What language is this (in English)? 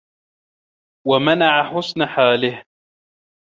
Arabic